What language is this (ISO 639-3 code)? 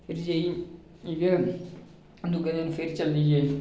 doi